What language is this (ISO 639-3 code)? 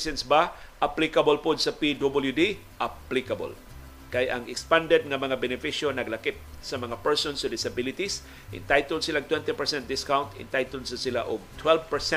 fil